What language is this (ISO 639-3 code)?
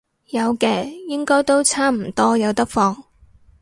yue